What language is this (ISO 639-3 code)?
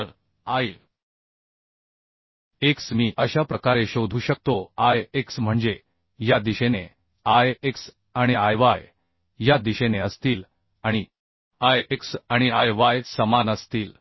mar